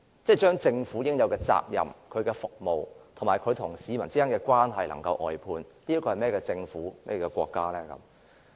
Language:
Cantonese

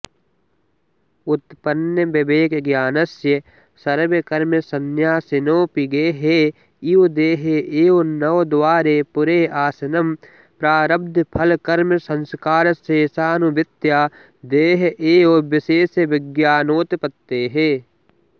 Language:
Sanskrit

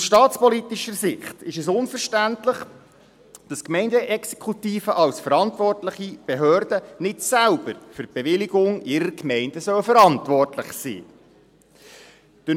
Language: Swiss German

